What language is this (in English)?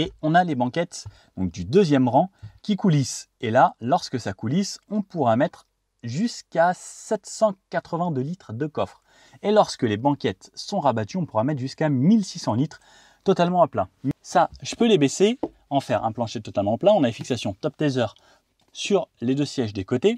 French